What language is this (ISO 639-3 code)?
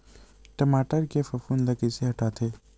hne